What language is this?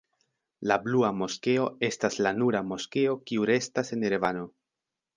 Esperanto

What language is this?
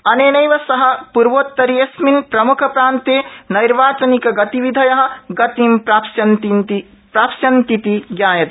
Sanskrit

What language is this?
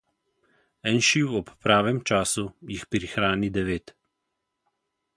Slovenian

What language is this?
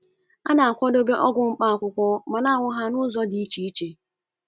Igbo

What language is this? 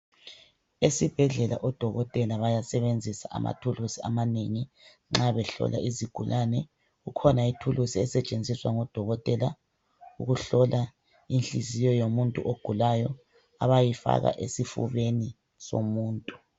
North Ndebele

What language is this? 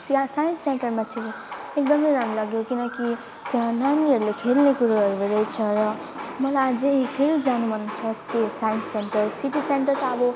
Nepali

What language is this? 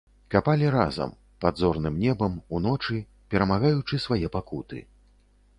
Belarusian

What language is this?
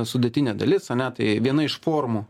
Lithuanian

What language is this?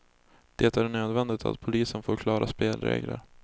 Swedish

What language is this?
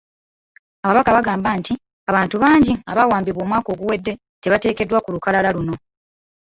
Ganda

